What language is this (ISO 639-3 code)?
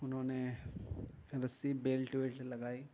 urd